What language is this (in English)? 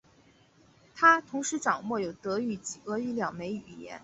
Chinese